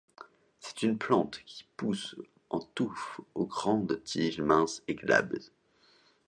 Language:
French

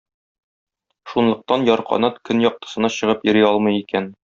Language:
Tatar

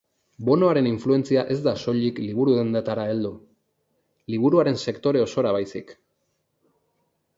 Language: Basque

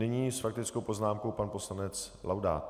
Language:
Czech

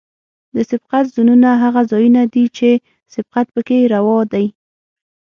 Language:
Pashto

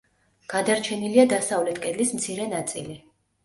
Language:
Georgian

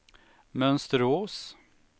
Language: Swedish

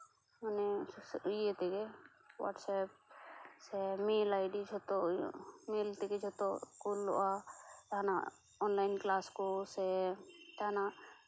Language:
Santali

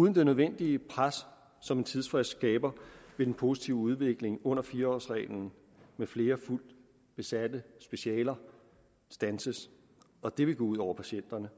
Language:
Danish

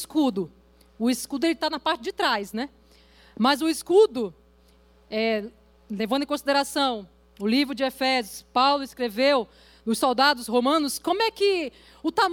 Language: Portuguese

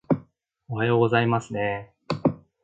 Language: Japanese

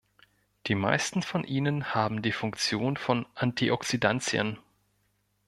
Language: German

